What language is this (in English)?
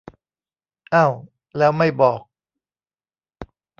Thai